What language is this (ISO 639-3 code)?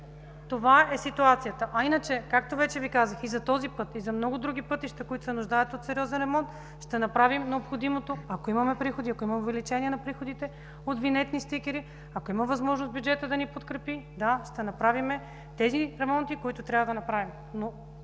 bul